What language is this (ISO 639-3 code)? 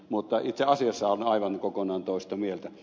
fin